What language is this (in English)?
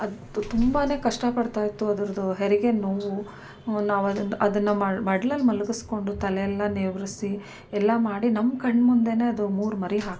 Kannada